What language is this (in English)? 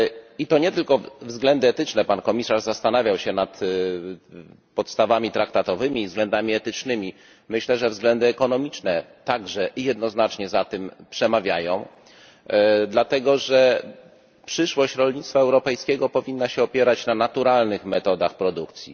Polish